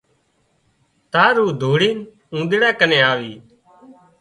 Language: Wadiyara Koli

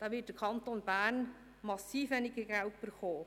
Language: Swiss German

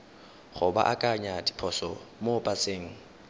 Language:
Tswana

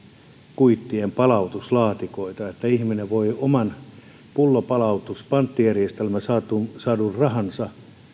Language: Finnish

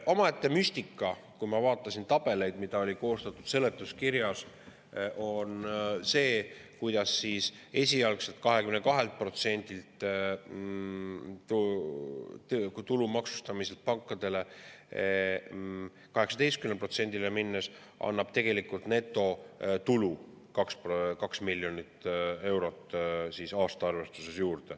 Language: Estonian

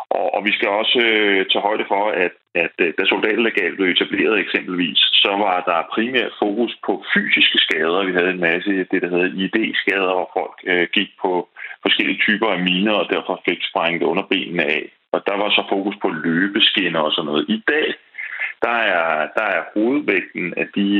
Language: Danish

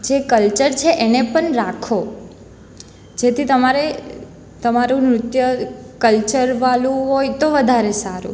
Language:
Gujarati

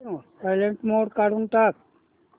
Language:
Marathi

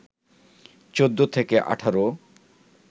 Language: Bangla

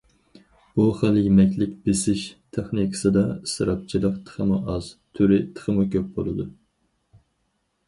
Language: Uyghur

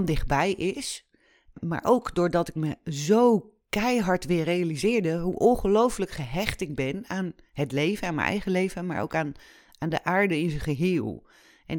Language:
Dutch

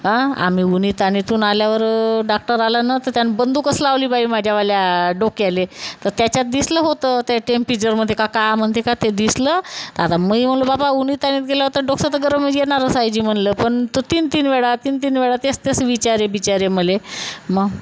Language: Marathi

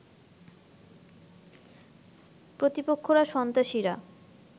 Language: Bangla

